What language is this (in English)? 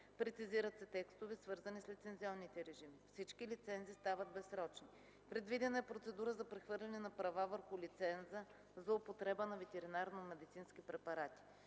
Bulgarian